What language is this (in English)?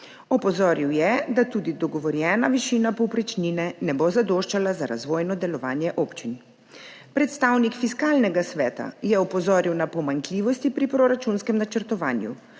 Slovenian